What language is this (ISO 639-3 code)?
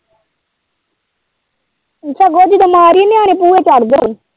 pan